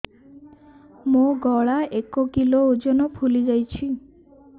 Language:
Odia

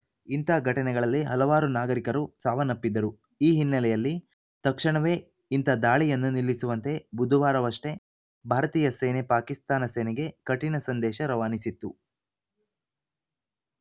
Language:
Kannada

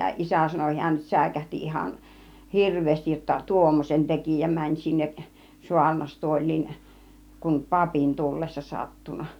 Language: Finnish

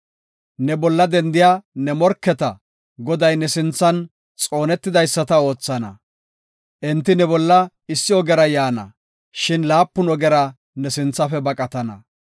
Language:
Gofa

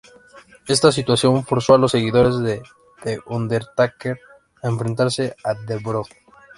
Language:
Spanish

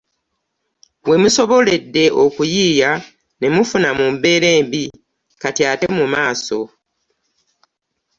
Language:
Ganda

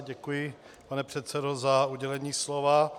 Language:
Czech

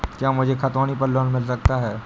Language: Hindi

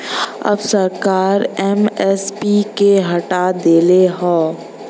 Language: Bhojpuri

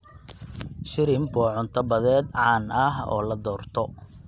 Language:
Somali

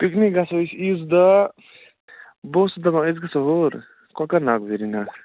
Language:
Kashmiri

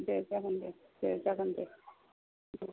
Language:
Bodo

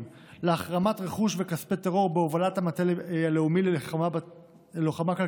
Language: Hebrew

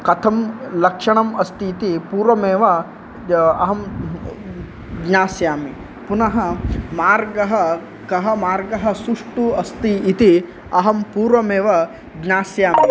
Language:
Sanskrit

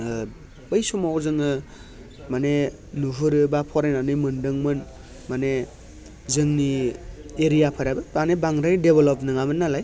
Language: Bodo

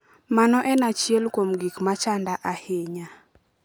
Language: Luo (Kenya and Tanzania)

